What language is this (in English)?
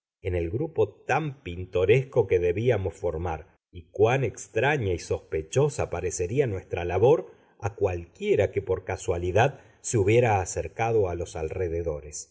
Spanish